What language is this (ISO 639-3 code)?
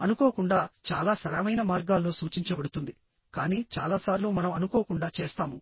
tel